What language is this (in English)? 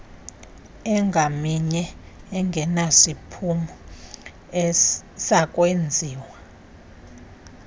Xhosa